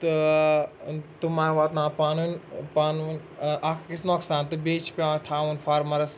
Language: Kashmiri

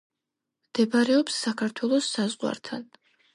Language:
Georgian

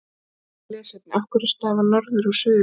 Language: Icelandic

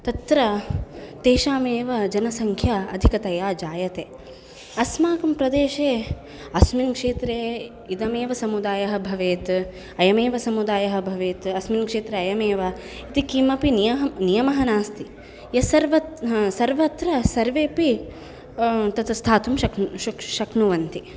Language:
Sanskrit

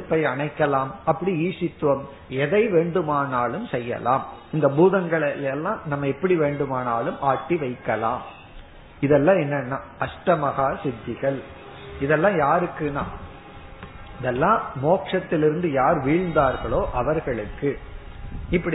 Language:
Tamil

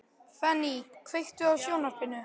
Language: Icelandic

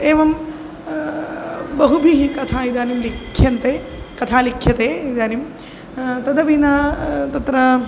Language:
Sanskrit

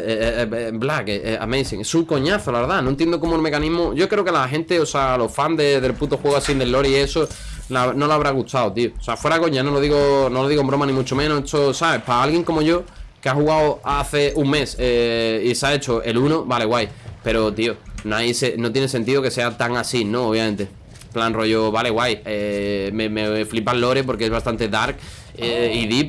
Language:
Spanish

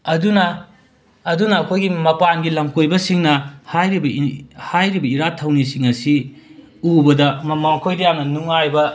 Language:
Manipuri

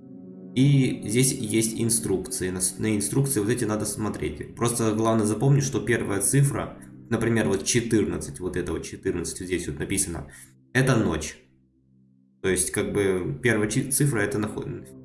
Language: Russian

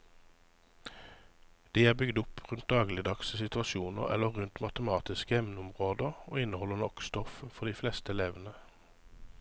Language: Norwegian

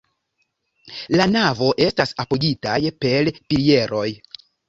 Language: Esperanto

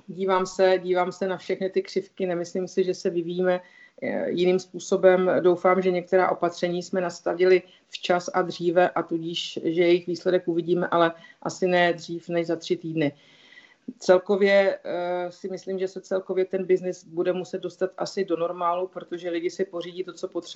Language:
Czech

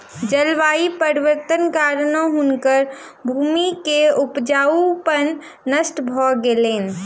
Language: Maithili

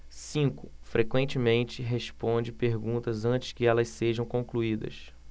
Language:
Portuguese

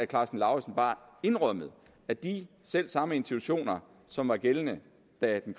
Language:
Danish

